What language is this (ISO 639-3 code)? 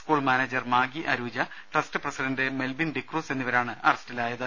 mal